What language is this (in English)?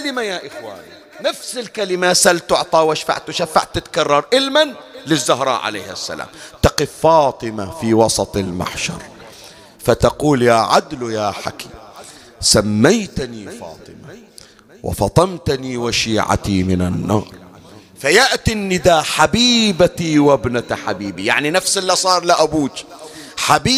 Arabic